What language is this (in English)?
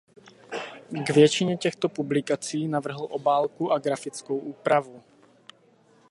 Czech